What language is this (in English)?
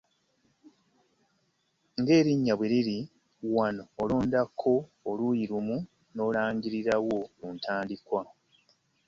Ganda